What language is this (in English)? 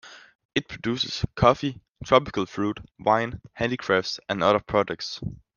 English